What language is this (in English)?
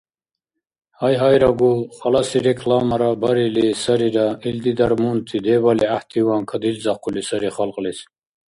Dargwa